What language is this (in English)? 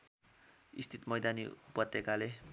Nepali